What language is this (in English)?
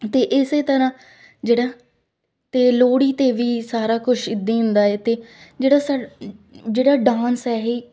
Punjabi